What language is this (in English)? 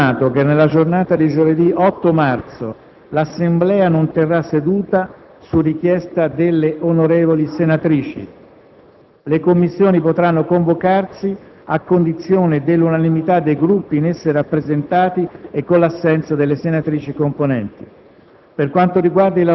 Italian